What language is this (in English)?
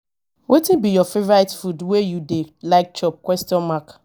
Nigerian Pidgin